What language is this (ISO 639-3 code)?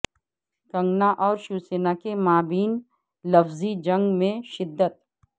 urd